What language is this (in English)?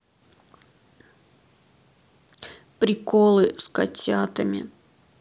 Russian